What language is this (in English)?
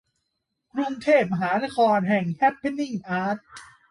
Thai